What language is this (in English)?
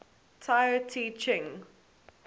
English